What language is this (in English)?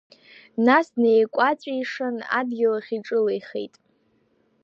Abkhazian